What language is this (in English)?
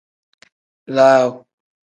Tem